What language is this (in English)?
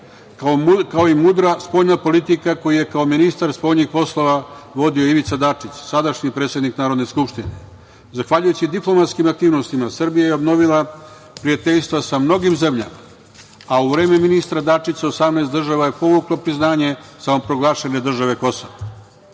Serbian